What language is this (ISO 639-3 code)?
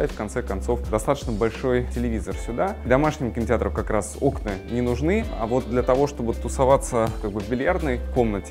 rus